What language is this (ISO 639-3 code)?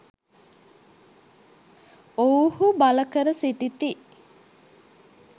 sin